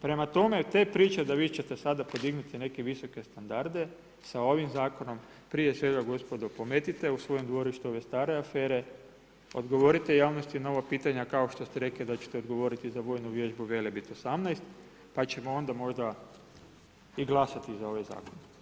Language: Croatian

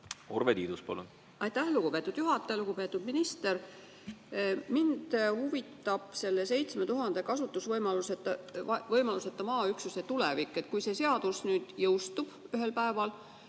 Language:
Estonian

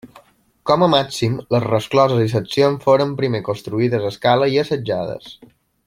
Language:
Catalan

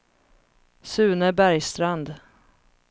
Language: Swedish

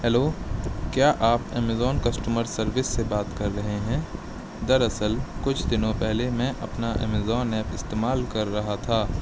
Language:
Urdu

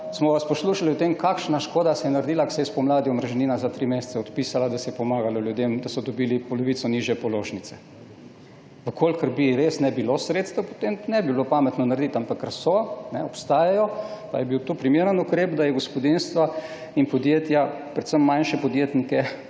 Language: Slovenian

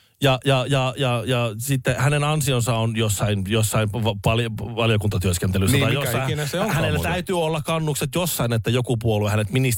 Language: Finnish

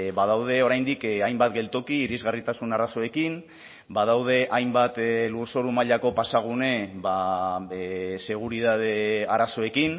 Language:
Basque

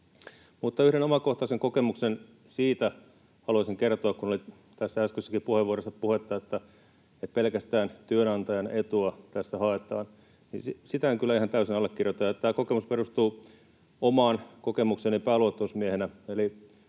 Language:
Finnish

